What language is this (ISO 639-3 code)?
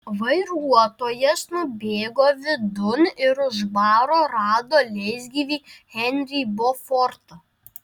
lit